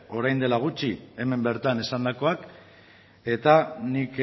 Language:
Basque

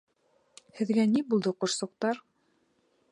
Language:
Bashkir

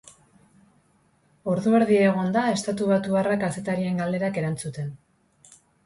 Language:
Basque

